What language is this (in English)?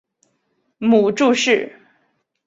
Chinese